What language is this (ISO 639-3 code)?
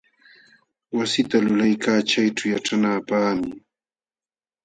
qxw